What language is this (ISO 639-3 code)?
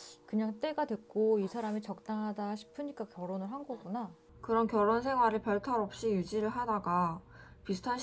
kor